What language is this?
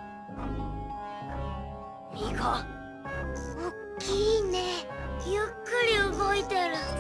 Japanese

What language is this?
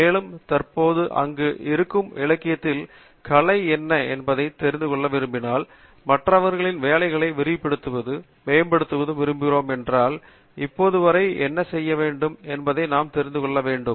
Tamil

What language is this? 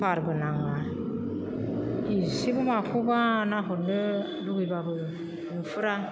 Bodo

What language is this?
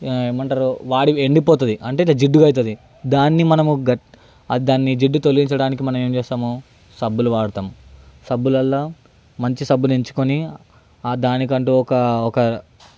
Telugu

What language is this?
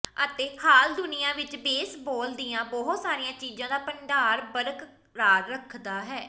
Punjabi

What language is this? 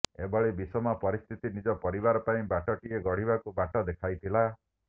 Odia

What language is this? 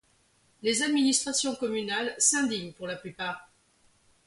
French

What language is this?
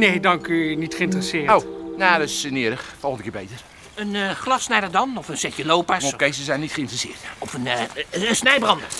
Dutch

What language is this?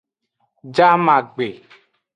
Aja (Benin)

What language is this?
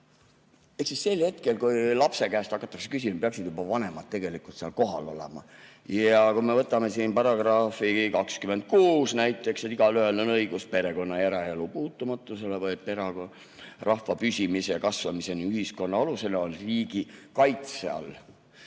Estonian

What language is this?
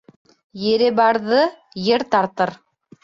Bashkir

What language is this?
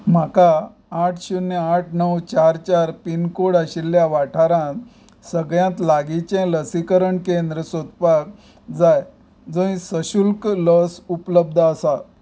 Konkani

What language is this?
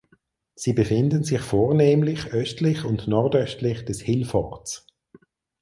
German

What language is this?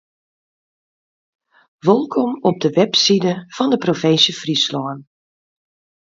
Western Frisian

